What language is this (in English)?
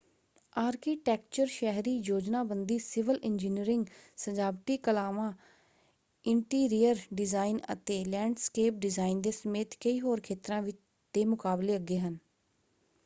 Punjabi